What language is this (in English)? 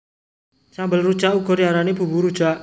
Javanese